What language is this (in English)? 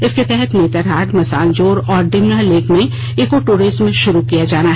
Hindi